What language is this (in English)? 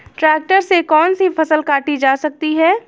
Hindi